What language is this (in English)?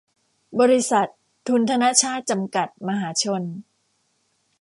Thai